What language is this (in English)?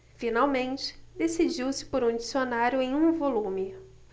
Portuguese